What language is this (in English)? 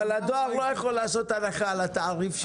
Hebrew